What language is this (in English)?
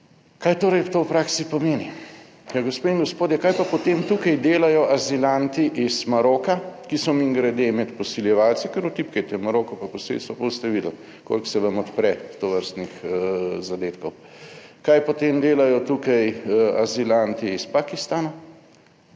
Slovenian